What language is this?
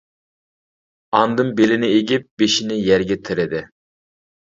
Uyghur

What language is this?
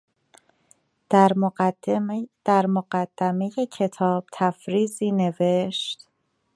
Persian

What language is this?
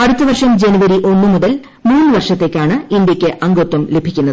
Malayalam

